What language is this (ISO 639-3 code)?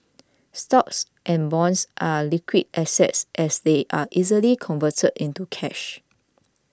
eng